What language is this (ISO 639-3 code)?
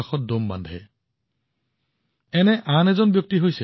asm